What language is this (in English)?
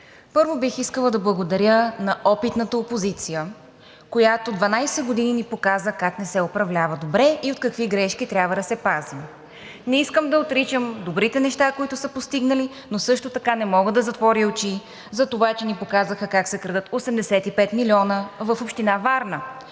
Bulgarian